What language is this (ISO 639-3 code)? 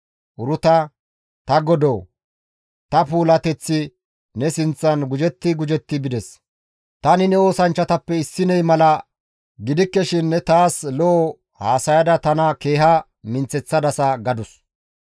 gmv